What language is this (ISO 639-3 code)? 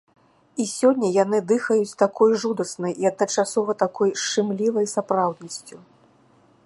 bel